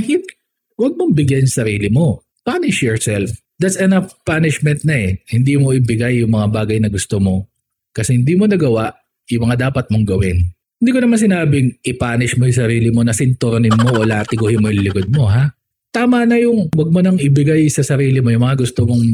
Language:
Filipino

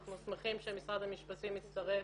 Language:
Hebrew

